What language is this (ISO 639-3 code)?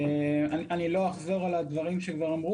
heb